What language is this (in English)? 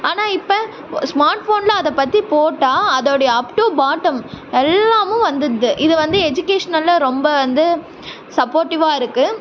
Tamil